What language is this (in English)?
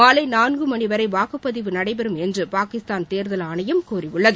Tamil